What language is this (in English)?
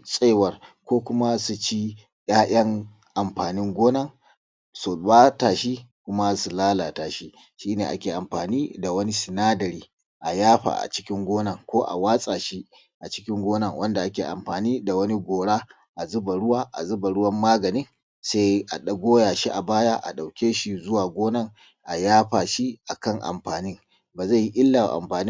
Hausa